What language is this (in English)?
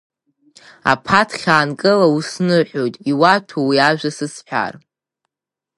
Abkhazian